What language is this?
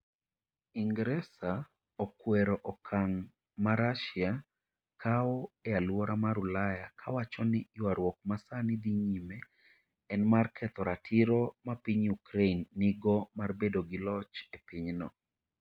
Luo (Kenya and Tanzania)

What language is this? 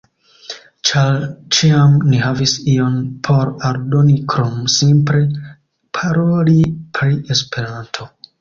Esperanto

